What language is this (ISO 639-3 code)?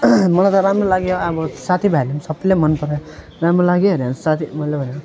nep